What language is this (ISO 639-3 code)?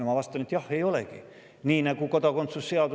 est